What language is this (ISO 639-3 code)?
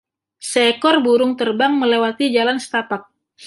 ind